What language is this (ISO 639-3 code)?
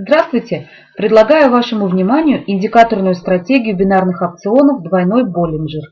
rus